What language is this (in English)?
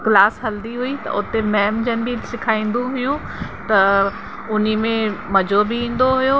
Sindhi